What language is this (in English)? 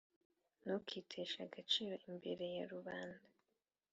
Kinyarwanda